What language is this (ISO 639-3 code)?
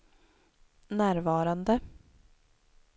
swe